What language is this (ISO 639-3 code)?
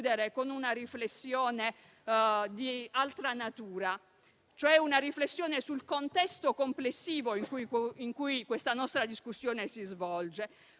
ita